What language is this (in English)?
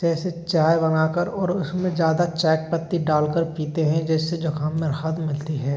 Hindi